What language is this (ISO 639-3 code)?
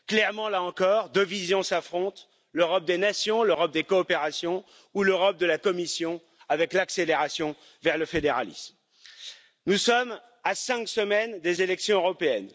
fra